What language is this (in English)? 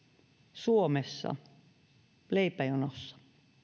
Finnish